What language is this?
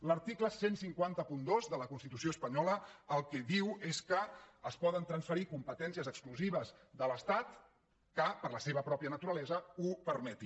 Catalan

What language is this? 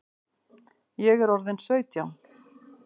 Icelandic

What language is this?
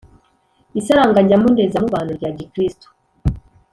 Kinyarwanda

